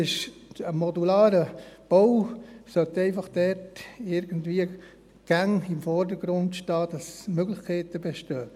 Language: Swiss German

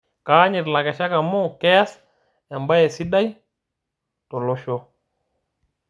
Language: Masai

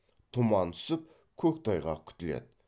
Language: Kazakh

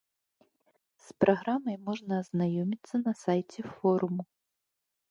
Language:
Belarusian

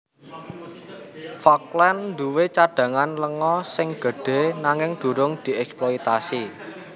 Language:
Javanese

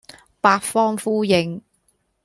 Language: Cantonese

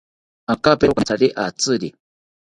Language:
South Ucayali Ashéninka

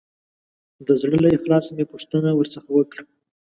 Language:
Pashto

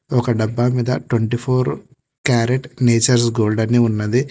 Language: Telugu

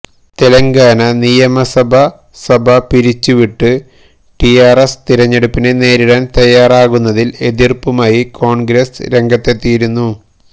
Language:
Malayalam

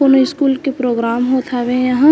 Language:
Chhattisgarhi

